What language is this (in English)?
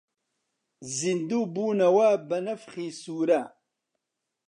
Central Kurdish